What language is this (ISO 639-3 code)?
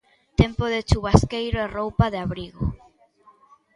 glg